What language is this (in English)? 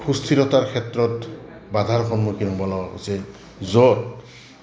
Assamese